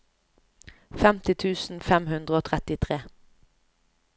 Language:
Norwegian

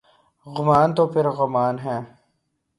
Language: Urdu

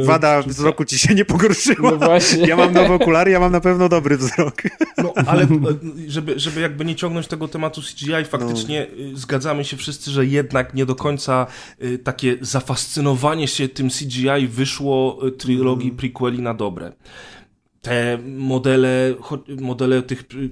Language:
Polish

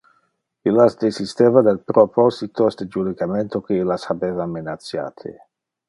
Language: Interlingua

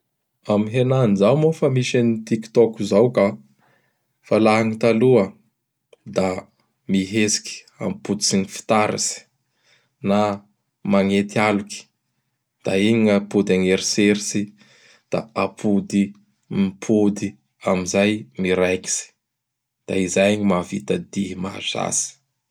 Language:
Bara Malagasy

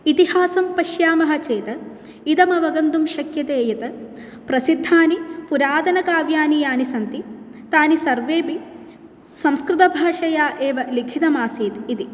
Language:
Sanskrit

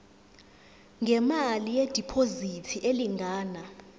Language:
Zulu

